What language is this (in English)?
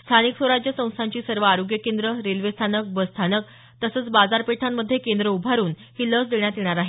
Marathi